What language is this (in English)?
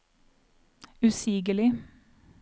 Norwegian